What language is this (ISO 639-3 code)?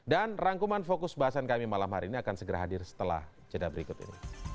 ind